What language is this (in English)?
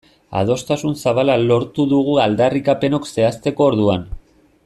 Basque